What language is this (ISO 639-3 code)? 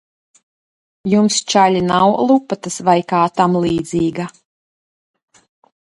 lav